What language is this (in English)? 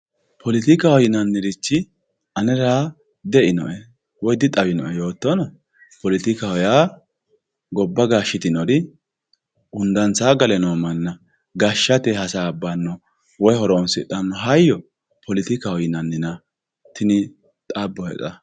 Sidamo